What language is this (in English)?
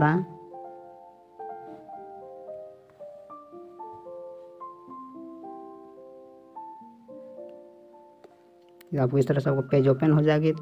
Hindi